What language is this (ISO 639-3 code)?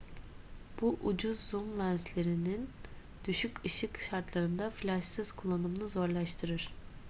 tur